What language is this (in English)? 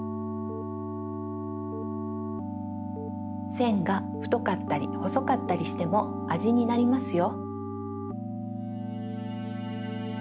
Japanese